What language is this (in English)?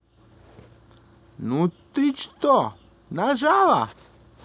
Russian